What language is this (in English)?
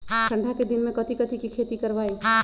Magahi